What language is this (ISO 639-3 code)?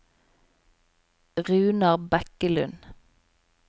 nor